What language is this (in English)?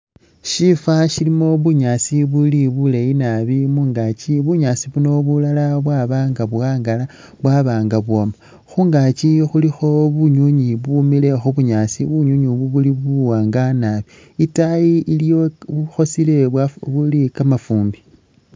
Masaaba